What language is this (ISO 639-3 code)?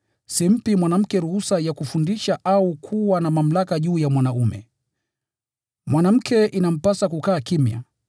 swa